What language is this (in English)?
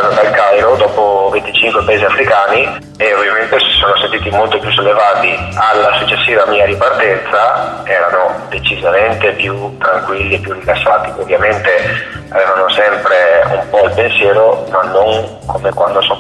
Italian